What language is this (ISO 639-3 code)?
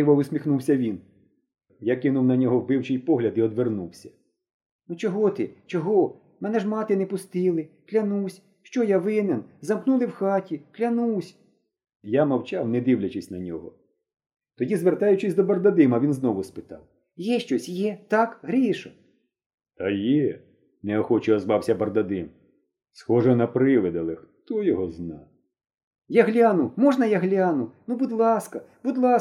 ukr